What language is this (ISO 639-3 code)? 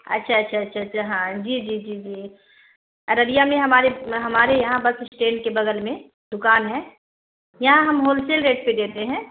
urd